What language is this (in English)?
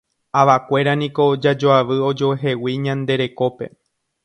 Guarani